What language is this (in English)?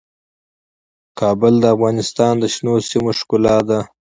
Pashto